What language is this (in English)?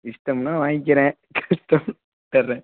Tamil